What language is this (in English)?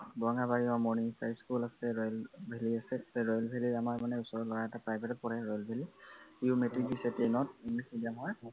Assamese